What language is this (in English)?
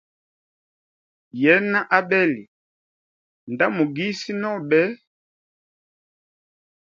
Hemba